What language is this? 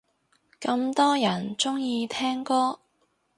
Cantonese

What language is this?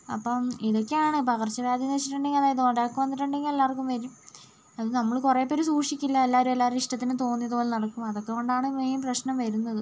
Malayalam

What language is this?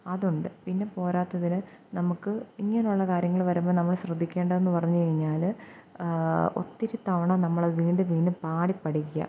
Malayalam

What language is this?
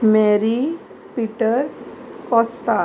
Konkani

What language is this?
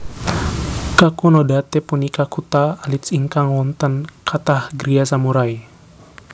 Javanese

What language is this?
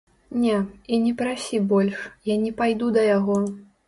Belarusian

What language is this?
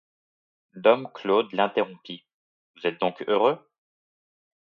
French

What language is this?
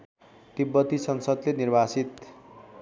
Nepali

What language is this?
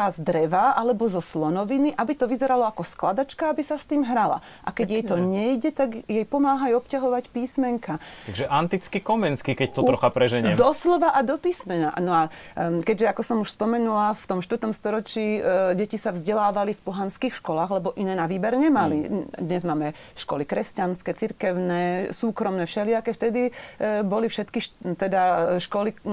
Slovak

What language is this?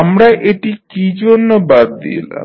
Bangla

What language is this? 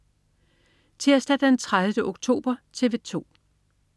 Danish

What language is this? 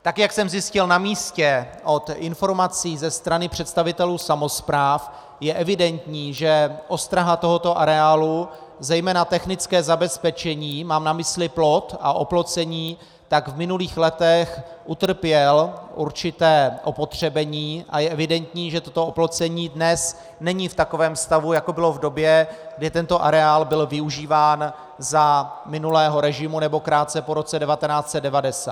Czech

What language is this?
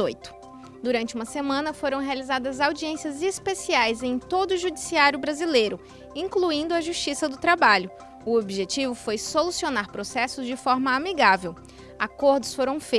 Portuguese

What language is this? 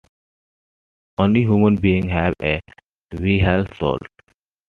English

